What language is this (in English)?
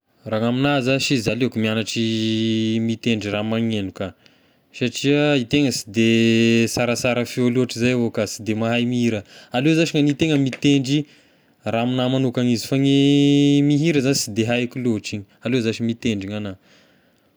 Tesaka Malagasy